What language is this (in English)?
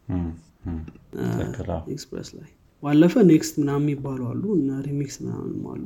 Amharic